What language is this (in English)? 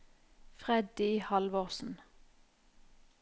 Norwegian